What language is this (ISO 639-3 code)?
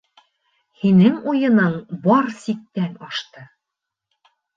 bak